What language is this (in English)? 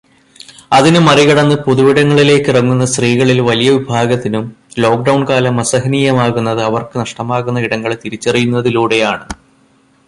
Malayalam